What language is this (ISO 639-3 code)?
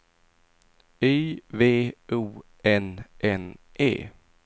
swe